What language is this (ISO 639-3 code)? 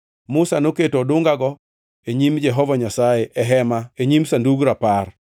luo